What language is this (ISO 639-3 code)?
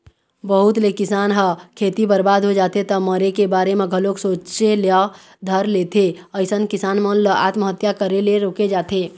hne